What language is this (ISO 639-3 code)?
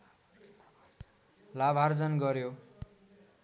nep